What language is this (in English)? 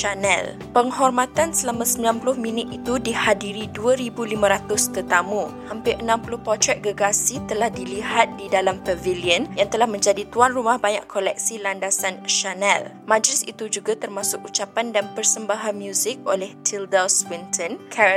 Malay